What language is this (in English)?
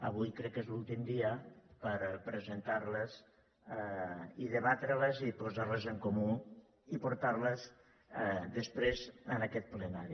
Catalan